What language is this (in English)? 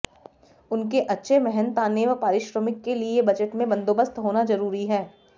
Hindi